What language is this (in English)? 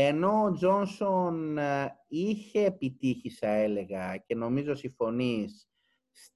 Greek